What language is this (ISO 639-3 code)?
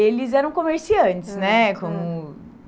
por